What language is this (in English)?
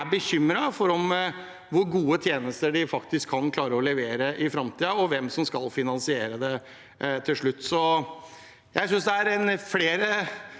Norwegian